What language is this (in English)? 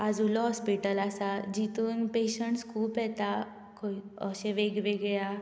Konkani